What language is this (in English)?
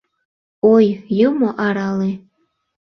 Mari